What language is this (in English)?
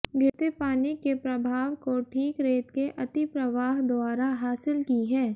Hindi